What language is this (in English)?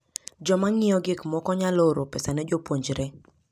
Luo (Kenya and Tanzania)